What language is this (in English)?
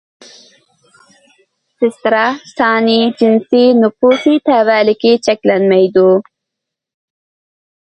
Uyghur